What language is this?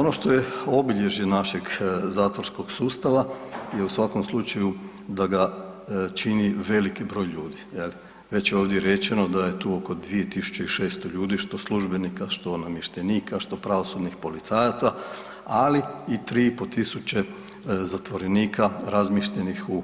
Croatian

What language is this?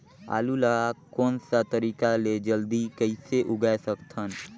Chhattisgarhi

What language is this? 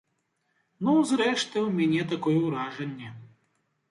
Belarusian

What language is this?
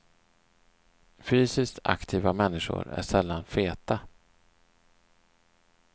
Swedish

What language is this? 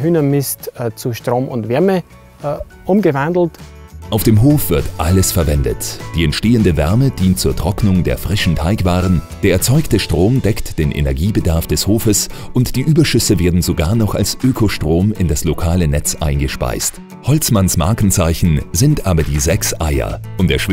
German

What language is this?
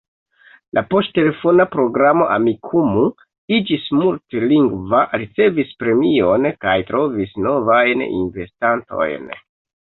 Esperanto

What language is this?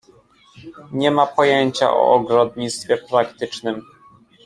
Polish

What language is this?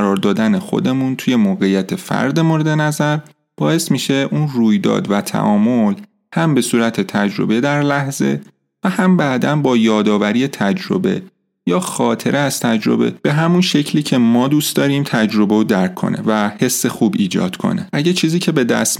Persian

